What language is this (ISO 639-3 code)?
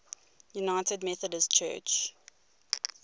eng